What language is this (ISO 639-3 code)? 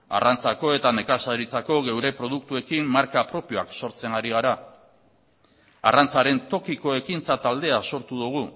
eus